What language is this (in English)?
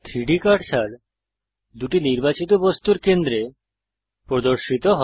Bangla